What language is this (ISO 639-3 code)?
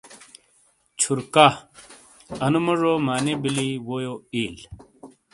scl